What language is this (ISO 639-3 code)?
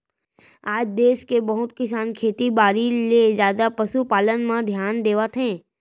hne